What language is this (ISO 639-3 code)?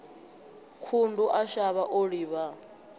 ven